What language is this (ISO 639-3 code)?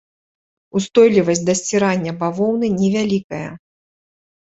bel